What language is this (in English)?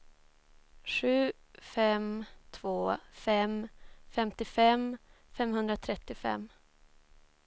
Swedish